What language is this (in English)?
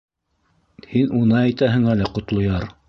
Bashkir